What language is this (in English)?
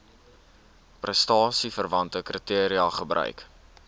Afrikaans